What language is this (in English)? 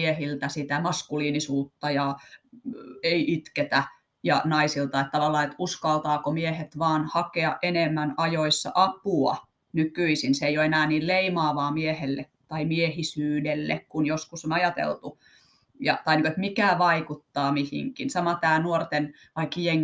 Finnish